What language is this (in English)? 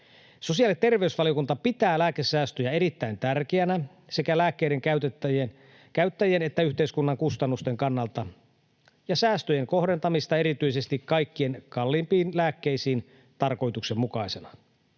Finnish